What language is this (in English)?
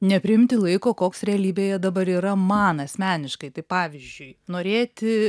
Lithuanian